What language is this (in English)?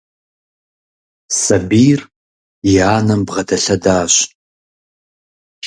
Kabardian